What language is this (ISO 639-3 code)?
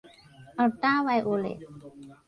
tha